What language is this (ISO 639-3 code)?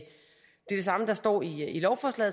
dan